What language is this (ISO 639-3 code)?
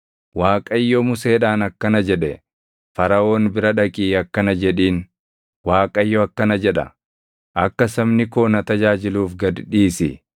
orm